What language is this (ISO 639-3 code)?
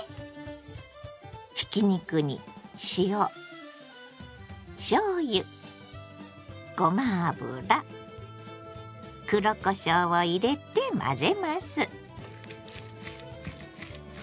jpn